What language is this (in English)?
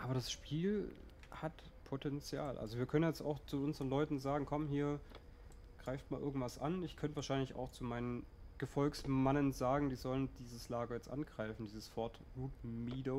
German